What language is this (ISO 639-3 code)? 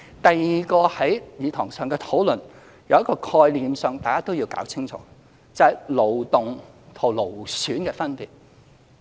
yue